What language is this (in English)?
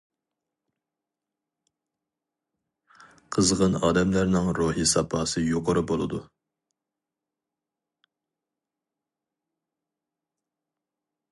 Uyghur